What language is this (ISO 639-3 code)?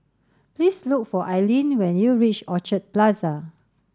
eng